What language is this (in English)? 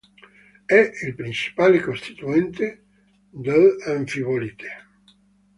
Italian